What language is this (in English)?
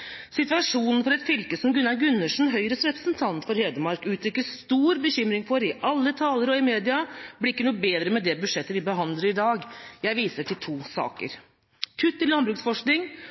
Norwegian Bokmål